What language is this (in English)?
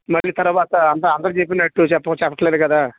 Telugu